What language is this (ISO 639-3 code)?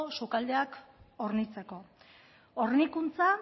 eus